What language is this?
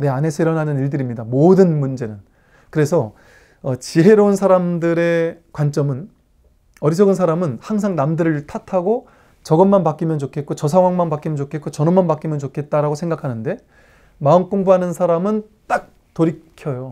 Korean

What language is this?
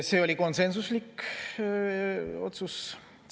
Estonian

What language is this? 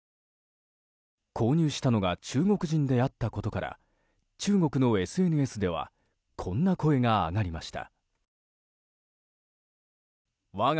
Japanese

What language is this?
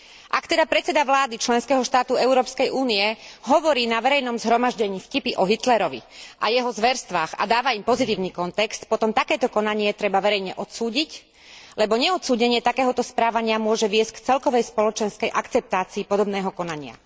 Slovak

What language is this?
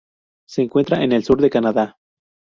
Spanish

